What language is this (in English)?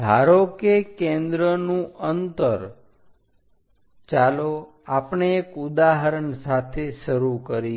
Gujarati